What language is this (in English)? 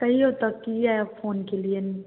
Maithili